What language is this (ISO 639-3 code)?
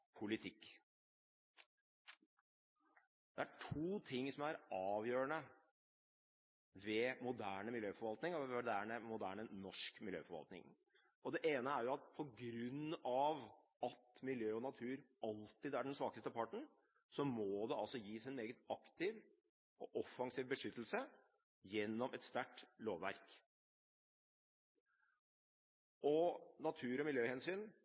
nob